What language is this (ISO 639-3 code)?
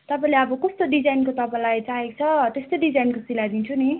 nep